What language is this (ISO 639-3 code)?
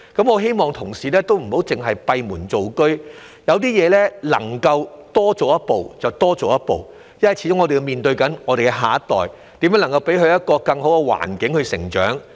yue